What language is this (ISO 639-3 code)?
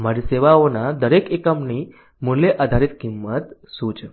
guj